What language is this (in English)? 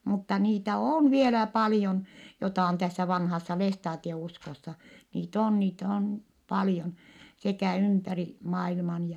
Finnish